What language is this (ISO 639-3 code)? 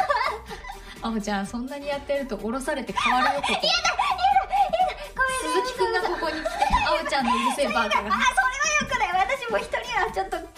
jpn